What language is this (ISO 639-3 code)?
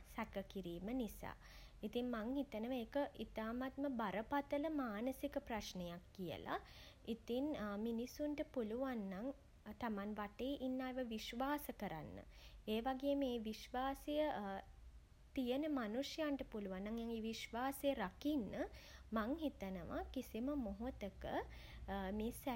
sin